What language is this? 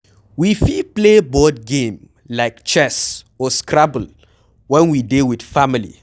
Nigerian Pidgin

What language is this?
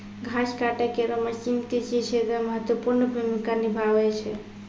Maithili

